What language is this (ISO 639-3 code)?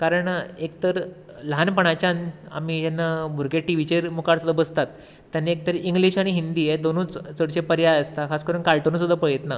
kok